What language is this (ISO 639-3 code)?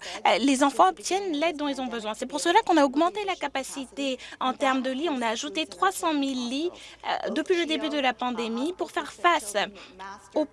fra